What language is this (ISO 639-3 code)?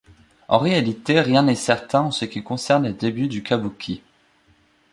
fra